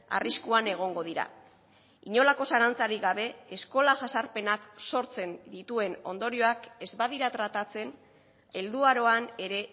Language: Basque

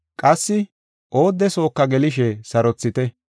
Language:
Gofa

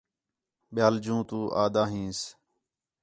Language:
Khetrani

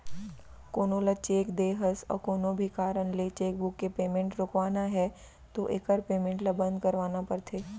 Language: Chhattisgarhi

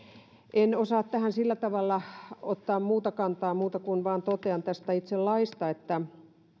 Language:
Finnish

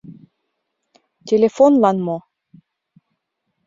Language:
Mari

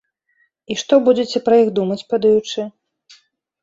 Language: Belarusian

